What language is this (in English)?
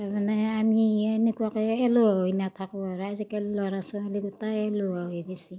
Assamese